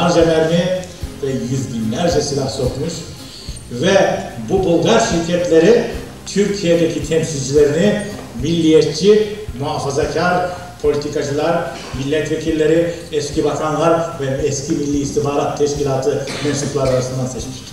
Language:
Turkish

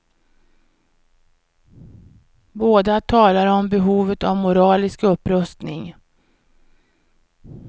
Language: Swedish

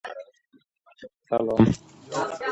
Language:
Uzbek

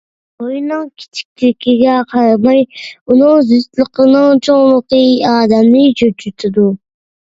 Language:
Uyghur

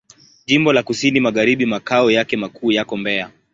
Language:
Swahili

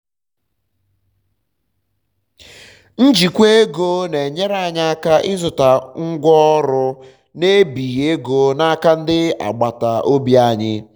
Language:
Igbo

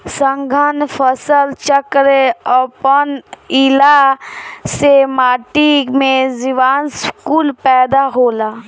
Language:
Bhojpuri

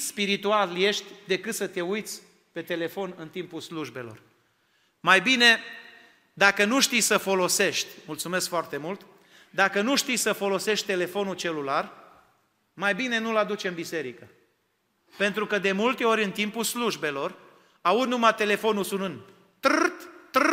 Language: Romanian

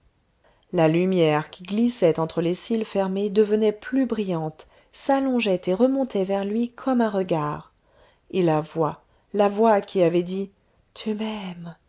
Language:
French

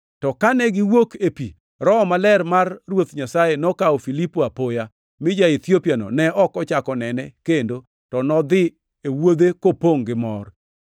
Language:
Luo (Kenya and Tanzania)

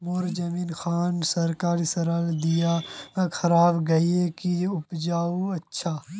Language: Magahi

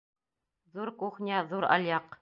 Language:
Bashkir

